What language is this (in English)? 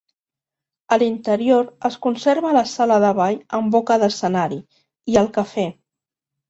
Catalan